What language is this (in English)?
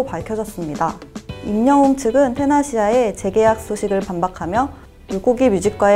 Korean